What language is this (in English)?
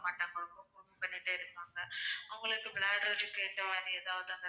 Tamil